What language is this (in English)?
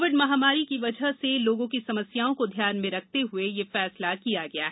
Hindi